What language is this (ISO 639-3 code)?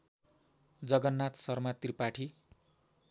nep